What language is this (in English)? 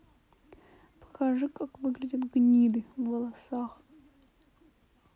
Russian